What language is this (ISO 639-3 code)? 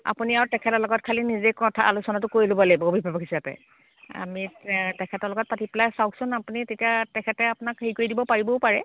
asm